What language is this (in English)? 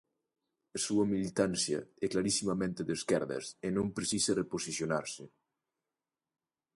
Galician